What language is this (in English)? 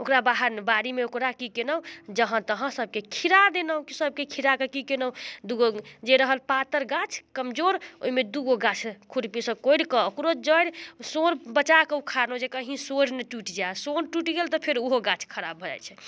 Maithili